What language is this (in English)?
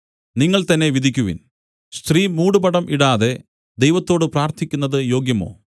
Malayalam